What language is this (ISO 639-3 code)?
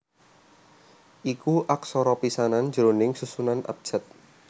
jav